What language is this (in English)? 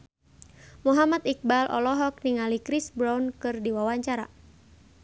Sundanese